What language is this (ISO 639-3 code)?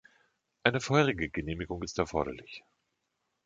deu